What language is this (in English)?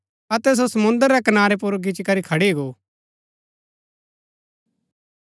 Gaddi